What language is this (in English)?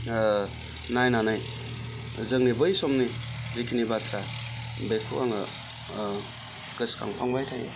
Bodo